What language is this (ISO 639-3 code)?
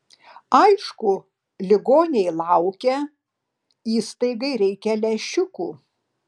lit